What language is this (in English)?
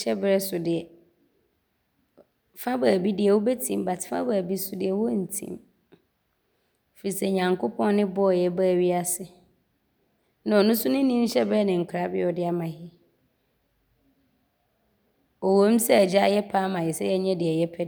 Abron